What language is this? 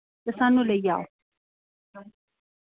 Dogri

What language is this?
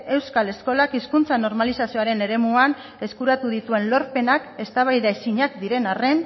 Basque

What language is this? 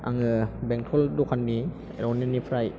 Bodo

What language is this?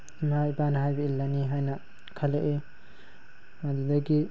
Manipuri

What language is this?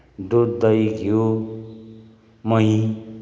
Nepali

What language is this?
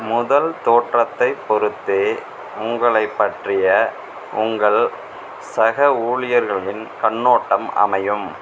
Tamil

